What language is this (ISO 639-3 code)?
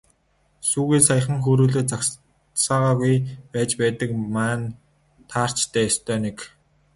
mon